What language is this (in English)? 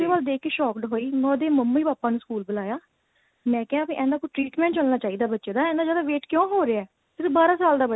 Punjabi